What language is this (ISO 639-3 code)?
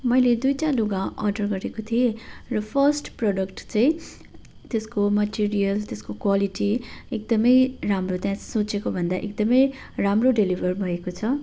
nep